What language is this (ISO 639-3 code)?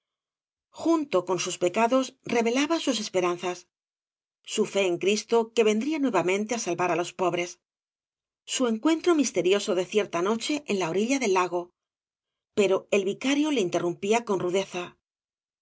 spa